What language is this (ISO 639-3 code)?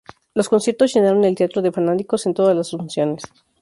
spa